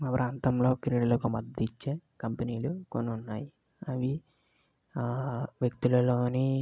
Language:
Telugu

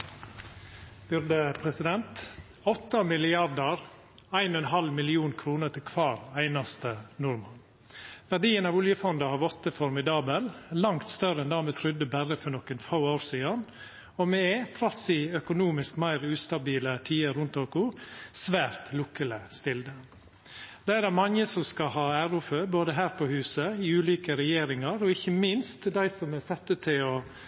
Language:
Norwegian Nynorsk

